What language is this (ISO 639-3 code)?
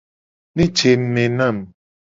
gej